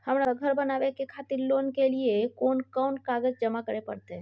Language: Maithili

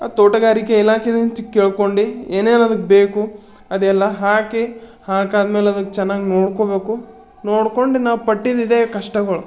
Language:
Kannada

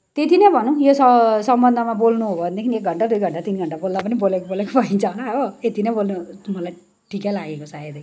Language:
Nepali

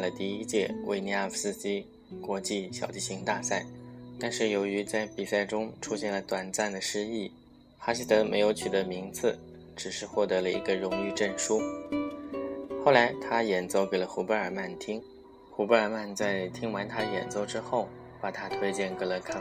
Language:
Chinese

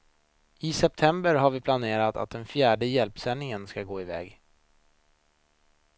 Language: Swedish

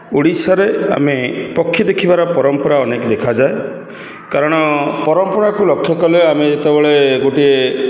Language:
Odia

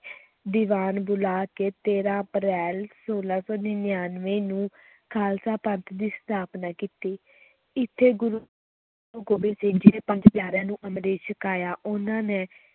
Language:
Punjabi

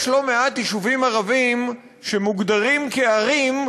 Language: Hebrew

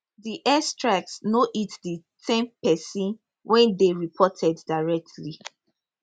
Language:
Nigerian Pidgin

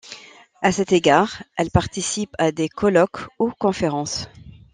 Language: French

